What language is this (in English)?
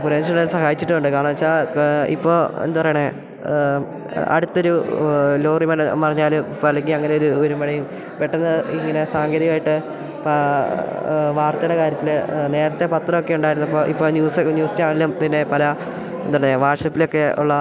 Malayalam